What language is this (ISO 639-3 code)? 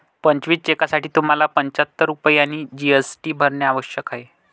mar